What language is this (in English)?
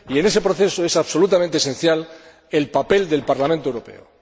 Spanish